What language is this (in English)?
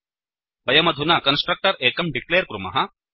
Sanskrit